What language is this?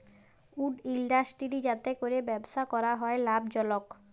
Bangla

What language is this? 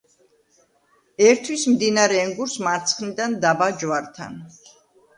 Georgian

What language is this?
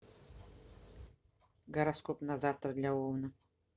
Russian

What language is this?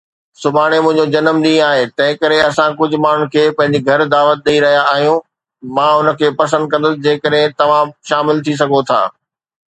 Sindhi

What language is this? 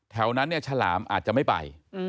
Thai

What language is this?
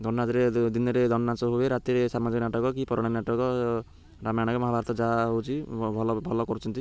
Odia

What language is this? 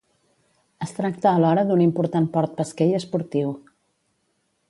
Catalan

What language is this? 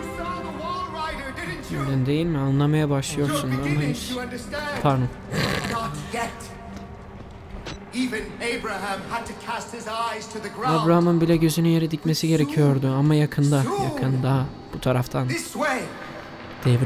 Turkish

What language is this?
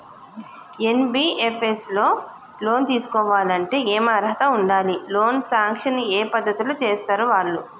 Telugu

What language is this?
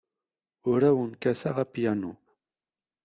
Kabyle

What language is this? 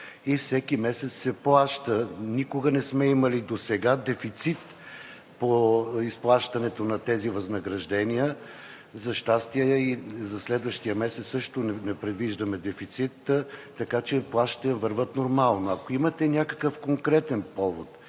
Bulgarian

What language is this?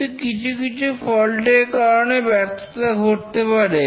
Bangla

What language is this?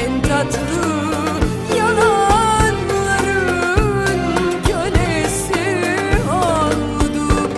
Turkish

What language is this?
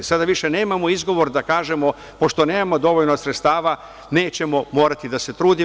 Serbian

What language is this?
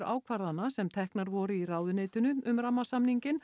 Icelandic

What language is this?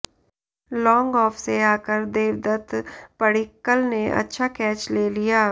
Hindi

